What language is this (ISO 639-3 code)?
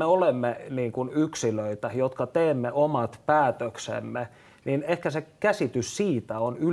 fin